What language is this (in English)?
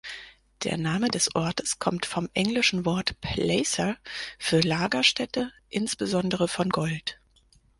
German